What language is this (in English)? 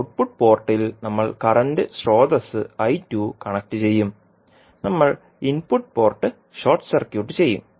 Malayalam